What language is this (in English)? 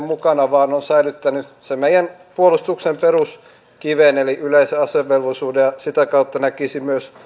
Finnish